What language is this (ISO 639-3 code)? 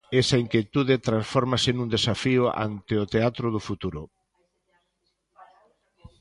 glg